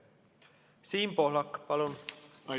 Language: Estonian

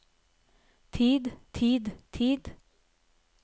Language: Norwegian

